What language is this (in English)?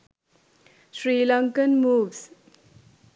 Sinhala